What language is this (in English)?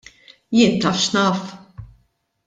Maltese